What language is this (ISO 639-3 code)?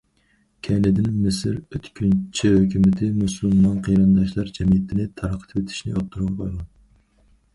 uig